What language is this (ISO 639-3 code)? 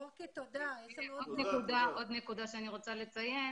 heb